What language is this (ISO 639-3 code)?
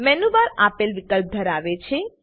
guj